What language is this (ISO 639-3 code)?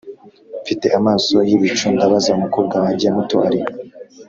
kin